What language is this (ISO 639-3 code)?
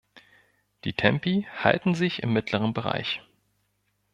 deu